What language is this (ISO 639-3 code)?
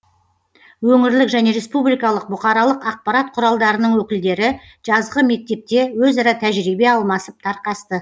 kaz